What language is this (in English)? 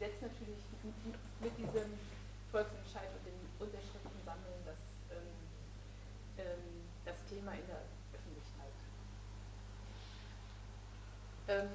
German